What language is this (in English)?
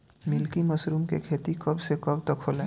Bhojpuri